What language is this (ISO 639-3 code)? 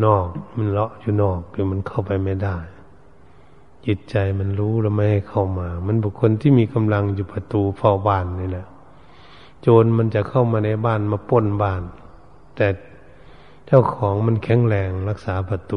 tha